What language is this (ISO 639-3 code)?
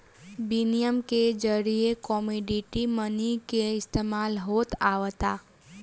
bho